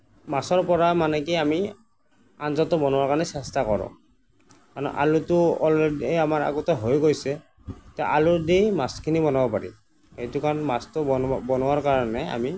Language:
Assamese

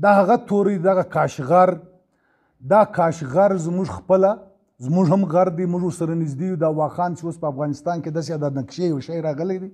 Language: Romanian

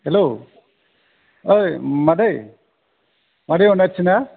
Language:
Bodo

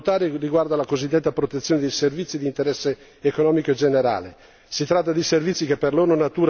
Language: Italian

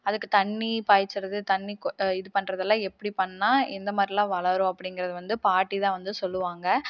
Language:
Tamil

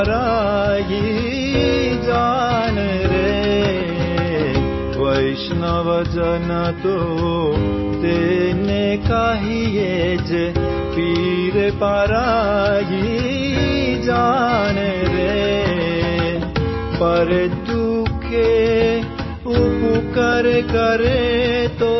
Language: Tamil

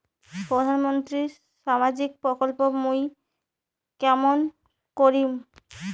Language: Bangla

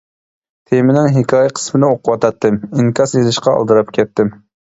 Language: Uyghur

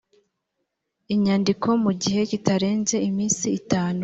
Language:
Kinyarwanda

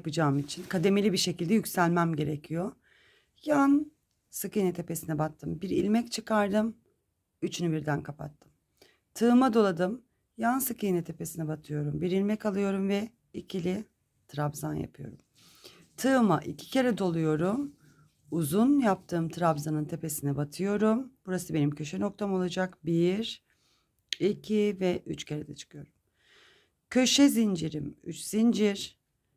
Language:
Turkish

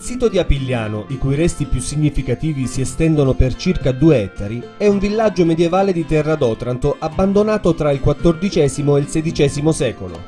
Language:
Italian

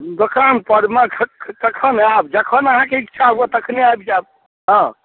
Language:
Maithili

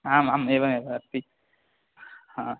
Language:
Sanskrit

